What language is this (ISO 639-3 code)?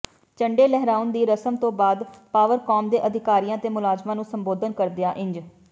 pan